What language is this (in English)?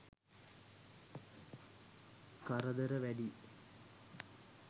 Sinhala